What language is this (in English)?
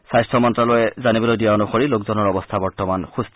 Assamese